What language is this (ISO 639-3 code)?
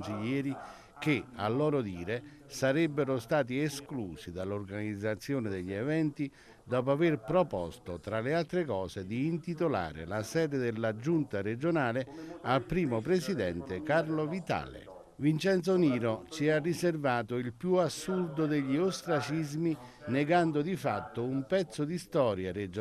ita